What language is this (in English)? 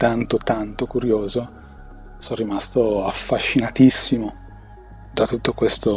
Italian